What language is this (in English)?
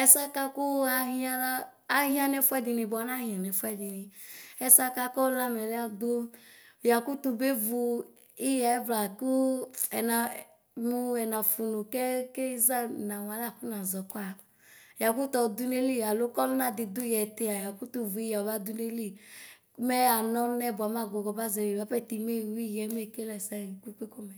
Ikposo